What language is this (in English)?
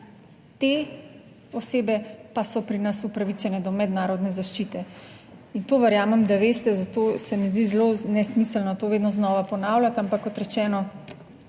Slovenian